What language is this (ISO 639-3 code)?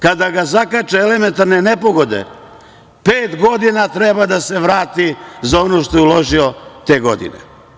srp